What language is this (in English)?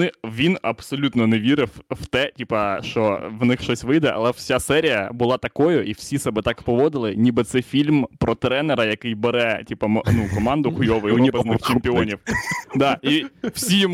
Ukrainian